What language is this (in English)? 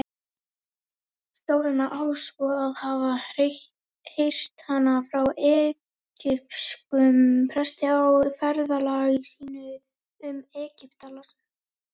Icelandic